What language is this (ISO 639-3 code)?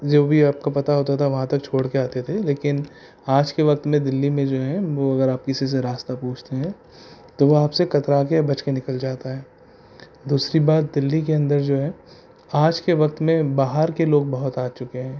urd